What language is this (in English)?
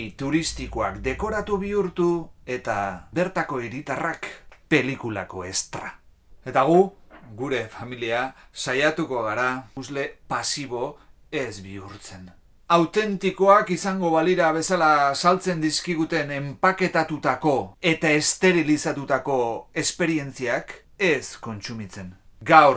Spanish